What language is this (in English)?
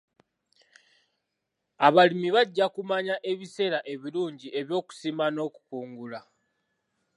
Ganda